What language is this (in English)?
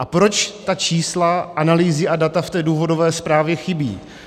Czech